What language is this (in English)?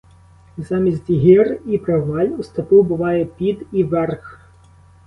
Ukrainian